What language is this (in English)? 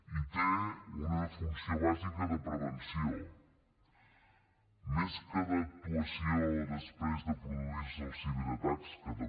Catalan